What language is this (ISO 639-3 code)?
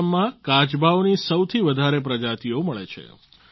guj